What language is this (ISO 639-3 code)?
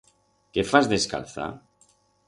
arg